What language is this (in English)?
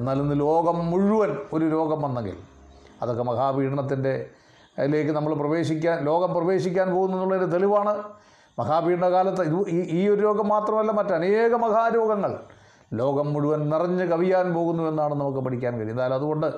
Malayalam